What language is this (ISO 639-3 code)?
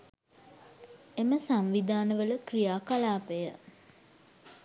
sin